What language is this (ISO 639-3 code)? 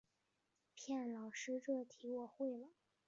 zho